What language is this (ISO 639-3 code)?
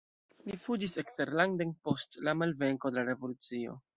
epo